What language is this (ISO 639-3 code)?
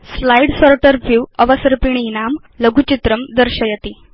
san